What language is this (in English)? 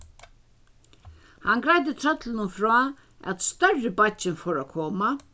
Faroese